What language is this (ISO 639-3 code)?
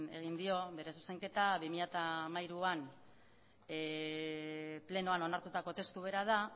eus